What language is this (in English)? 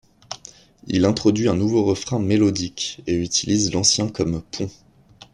French